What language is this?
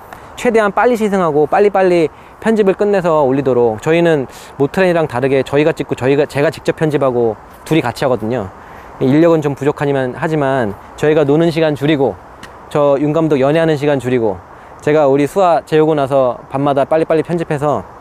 Korean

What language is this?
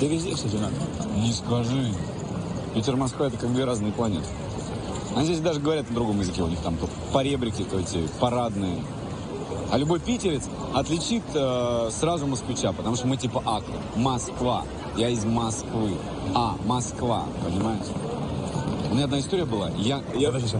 Russian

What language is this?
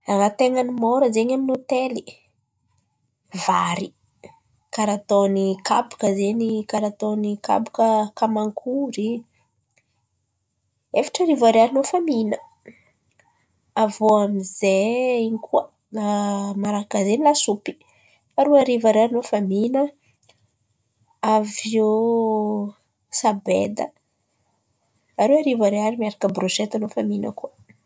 Antankarana Malagasy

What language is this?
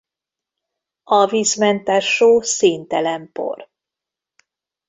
Hungarian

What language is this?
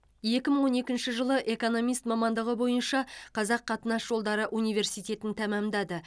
Kazakh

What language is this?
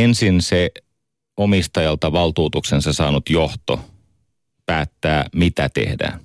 Finnish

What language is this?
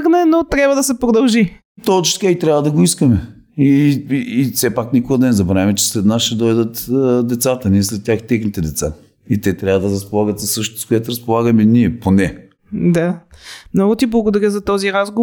Bulgarian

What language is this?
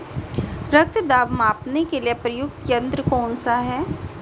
Hindi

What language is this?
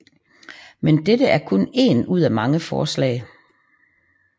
Danish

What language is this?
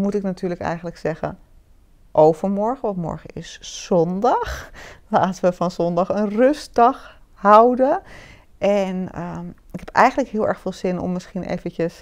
Dutch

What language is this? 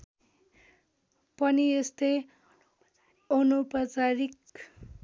Nepali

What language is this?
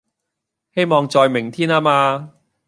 Cantonese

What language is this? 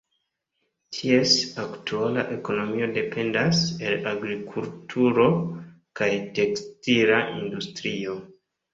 Esperanto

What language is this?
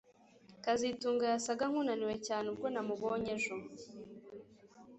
Kinyarwanda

